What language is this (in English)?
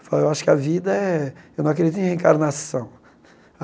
Portuguese